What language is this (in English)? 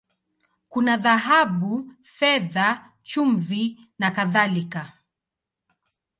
Swahili